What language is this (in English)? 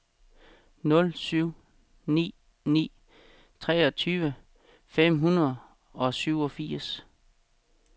Danish